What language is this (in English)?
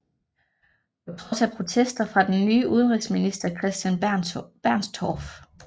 Danish